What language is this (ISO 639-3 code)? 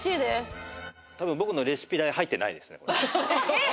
jpn